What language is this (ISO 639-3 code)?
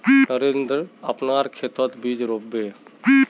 mag